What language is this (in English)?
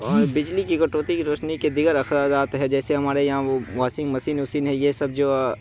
Urdu